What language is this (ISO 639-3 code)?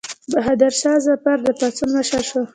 pus